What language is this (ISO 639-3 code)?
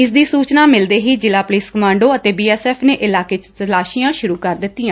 pan